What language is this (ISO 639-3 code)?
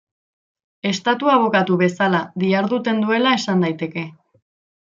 eus